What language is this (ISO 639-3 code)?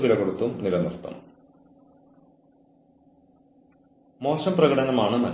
mal